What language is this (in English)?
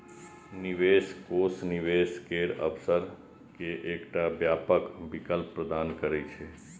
Maithili